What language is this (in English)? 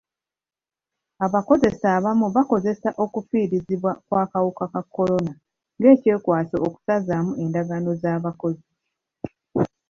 Ganda